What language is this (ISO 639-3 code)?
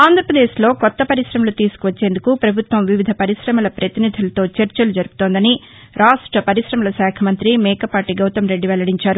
tel